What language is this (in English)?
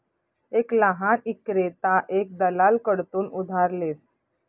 Marathi